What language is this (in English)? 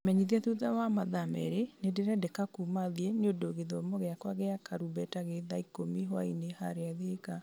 Kikuyu